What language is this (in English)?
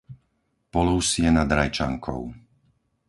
Slovak